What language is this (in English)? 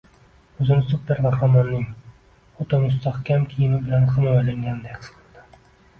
Uzbek